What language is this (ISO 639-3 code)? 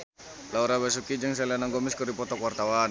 sun